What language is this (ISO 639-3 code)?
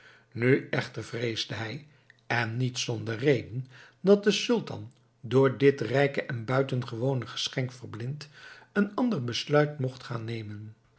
nld